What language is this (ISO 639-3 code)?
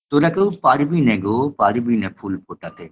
ben